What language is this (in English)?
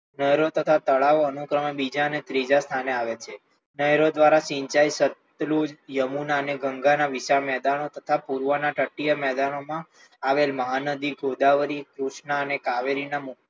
Gujarati